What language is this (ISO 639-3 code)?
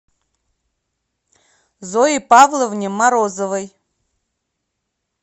rus